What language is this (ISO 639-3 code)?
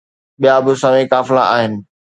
snd